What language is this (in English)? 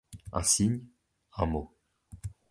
French